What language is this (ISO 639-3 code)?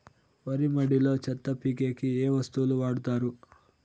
tel